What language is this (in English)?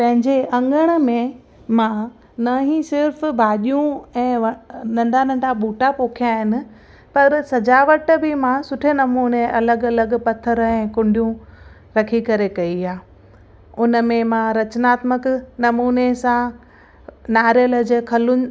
Sindhi